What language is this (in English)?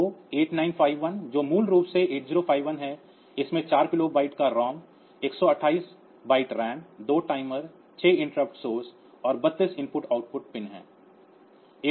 Hindi